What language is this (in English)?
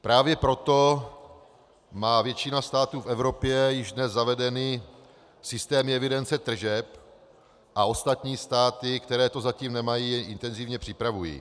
Czech